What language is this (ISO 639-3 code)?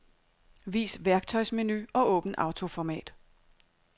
dan